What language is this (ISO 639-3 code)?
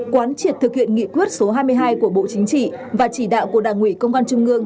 vie